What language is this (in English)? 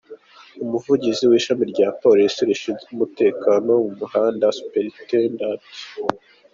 Kinyarwanda